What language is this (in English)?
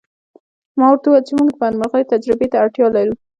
Pashto